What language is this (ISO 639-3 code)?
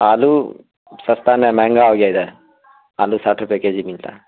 urd